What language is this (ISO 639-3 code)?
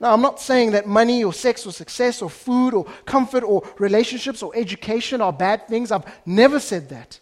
eng